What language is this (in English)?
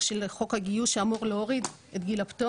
Hebrew